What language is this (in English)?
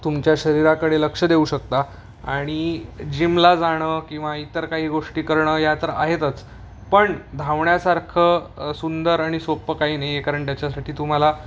Marathi